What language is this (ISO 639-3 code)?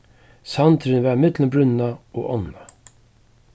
fao